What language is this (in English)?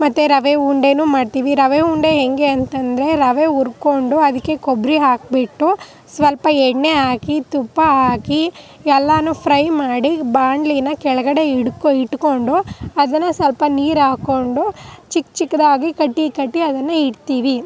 Kannada